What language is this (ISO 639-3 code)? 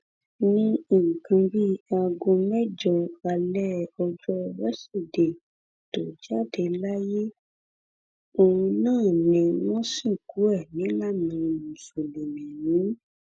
yor